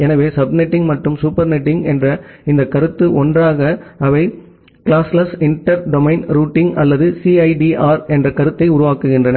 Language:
Tamil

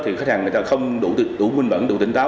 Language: Vietnamese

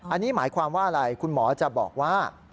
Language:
Thai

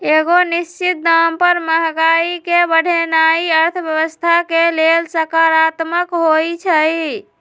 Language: Magahi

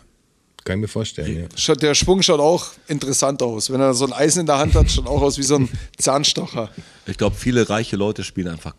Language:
German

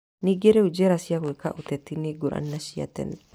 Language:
Kikuyu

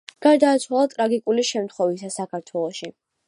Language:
Georgian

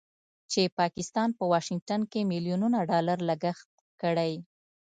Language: Pashto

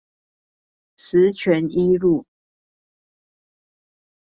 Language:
Chinese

